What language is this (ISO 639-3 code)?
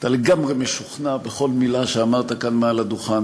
heb